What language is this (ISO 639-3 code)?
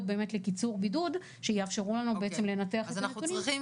heb